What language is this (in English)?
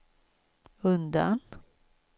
Swedish